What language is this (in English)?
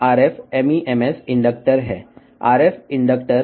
Telugu